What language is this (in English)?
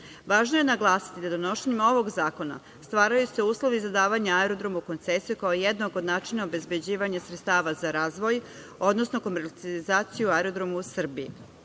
Serbian